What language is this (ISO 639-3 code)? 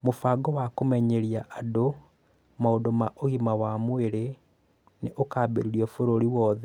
kik